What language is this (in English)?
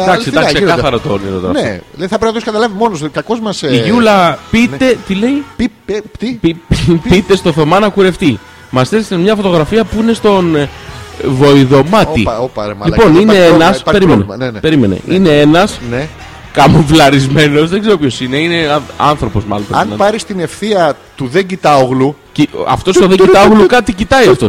Greek